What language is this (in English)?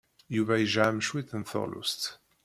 Kabyle